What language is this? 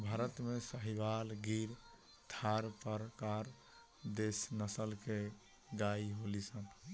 Bhojpuri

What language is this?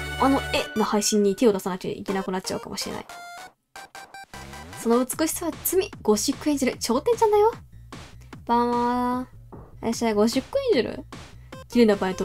Japanese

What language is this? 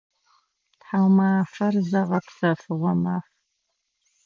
Adyghe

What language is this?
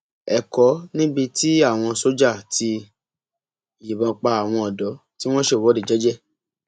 Yoruba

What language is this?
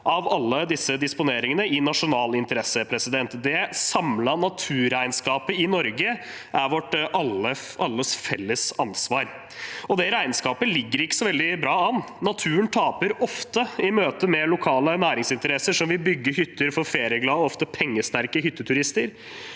Norwegian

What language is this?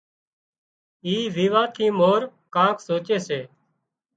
Wadiyara Koli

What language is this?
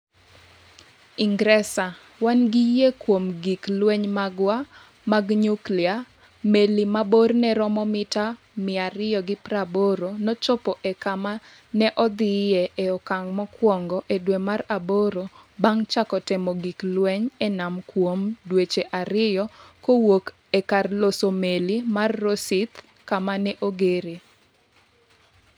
Luo (Kenya and Tanzania)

